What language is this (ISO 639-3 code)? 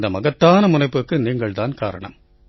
tam